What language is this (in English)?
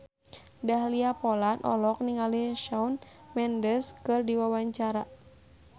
Sundanese